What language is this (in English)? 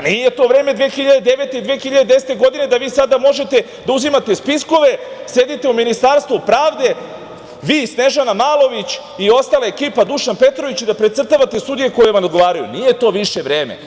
Serbian